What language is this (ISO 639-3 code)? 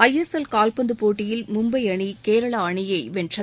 tam